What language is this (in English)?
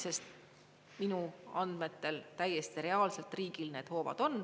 Estonian